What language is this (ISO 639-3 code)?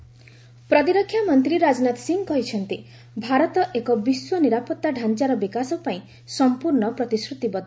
ori